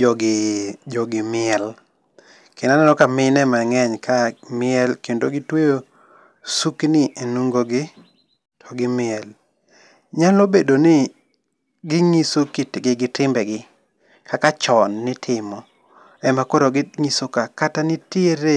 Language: Luo (Kenya and Tanzania)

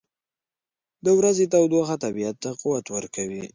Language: Pashto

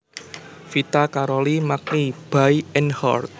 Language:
Javanese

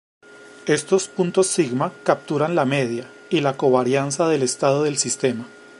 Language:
Spanish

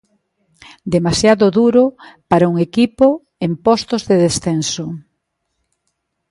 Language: Galician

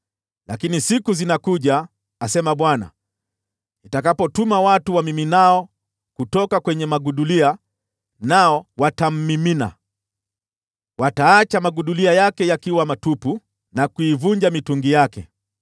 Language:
Swahili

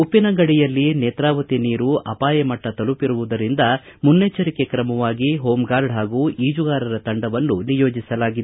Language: Kannada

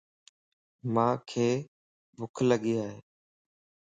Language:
Lasi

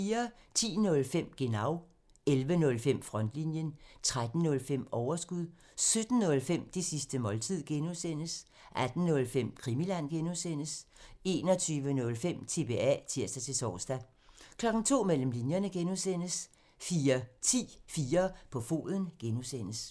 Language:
Danish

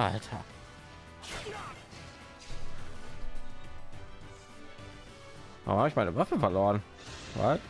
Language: German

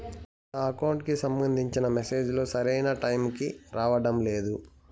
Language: Telugu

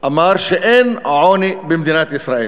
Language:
Hebrew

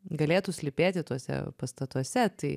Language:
Lithuanian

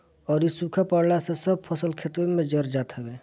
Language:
Bhojpuri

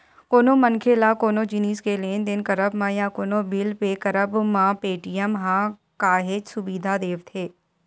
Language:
Chhattisgarhi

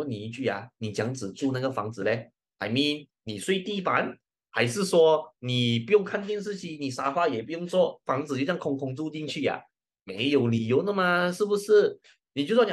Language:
Chinese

